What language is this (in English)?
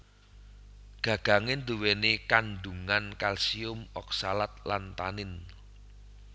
Javanese